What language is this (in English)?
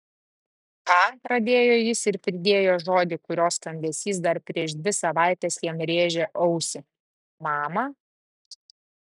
Lithuanian